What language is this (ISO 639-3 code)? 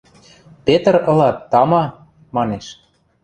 mrj